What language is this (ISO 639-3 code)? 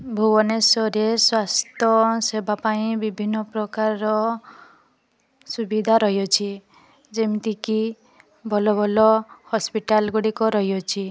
ori